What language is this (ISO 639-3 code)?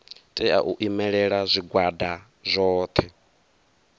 ven